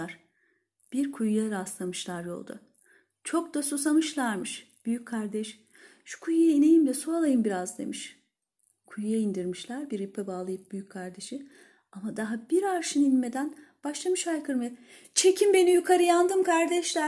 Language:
Turkish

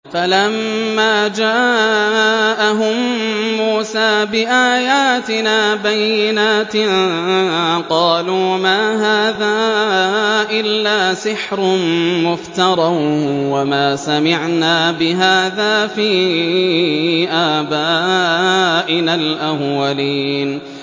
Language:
Arabic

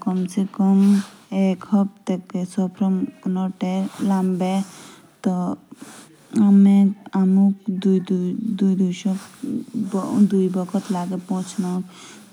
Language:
Jaunsari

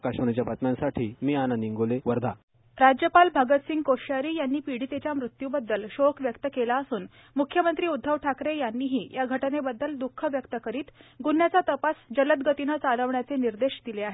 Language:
Marathi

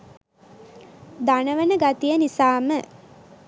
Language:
Sinhala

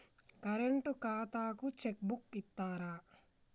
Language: Telugu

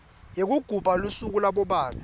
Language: Swati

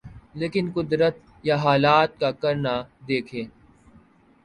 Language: Urdu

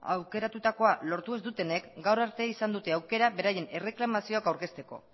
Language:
Basque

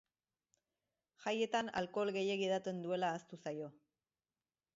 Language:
Basque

